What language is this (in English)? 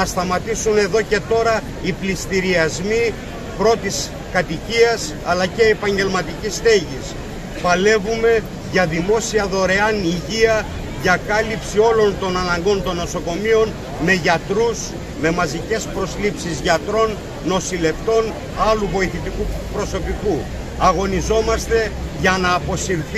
Greek